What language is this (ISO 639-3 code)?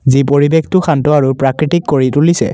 asm